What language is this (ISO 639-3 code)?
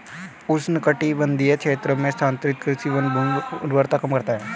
hin